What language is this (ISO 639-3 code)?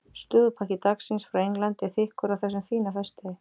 isl